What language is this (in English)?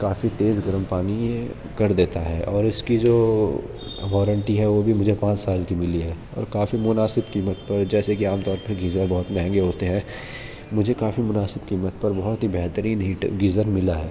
Urdu